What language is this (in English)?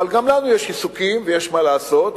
Hebrew